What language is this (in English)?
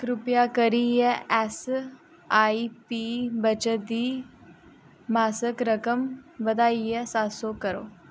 Dogri